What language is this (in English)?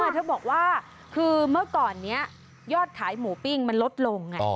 Thai